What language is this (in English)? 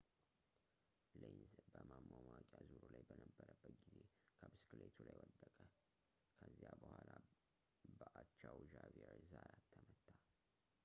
Amharic